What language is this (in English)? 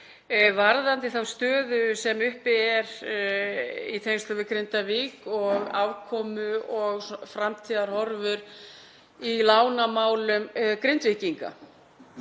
Icelandic